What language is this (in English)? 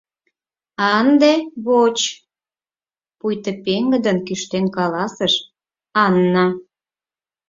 Mari